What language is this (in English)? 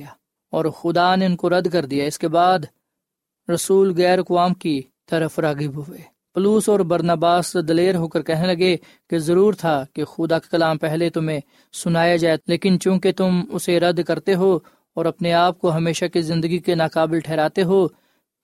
Urdu